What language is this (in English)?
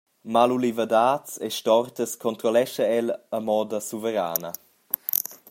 Romansh